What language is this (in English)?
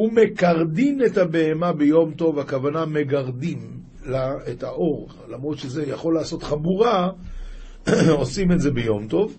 Hebrew